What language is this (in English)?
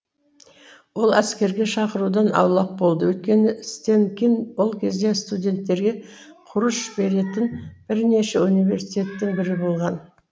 Kazakh